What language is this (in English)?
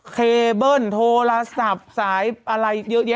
Thai